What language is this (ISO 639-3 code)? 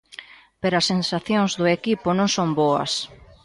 glg